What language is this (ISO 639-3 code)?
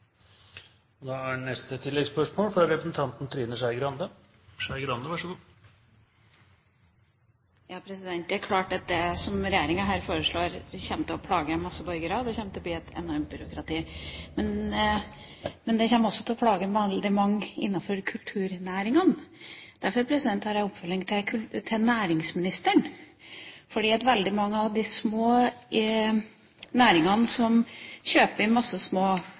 nor